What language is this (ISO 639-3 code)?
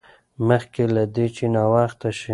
pus